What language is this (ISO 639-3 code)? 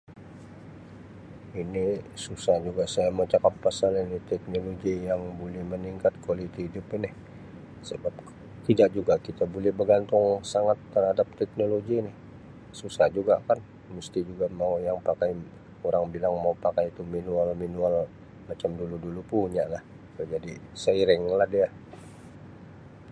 msi